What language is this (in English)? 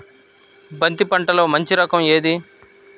Telugu